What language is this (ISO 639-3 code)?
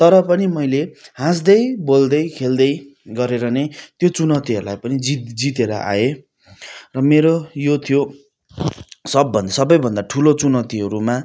nep